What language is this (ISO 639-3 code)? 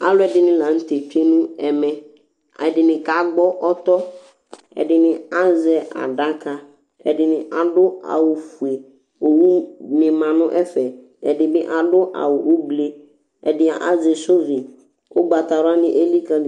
kpo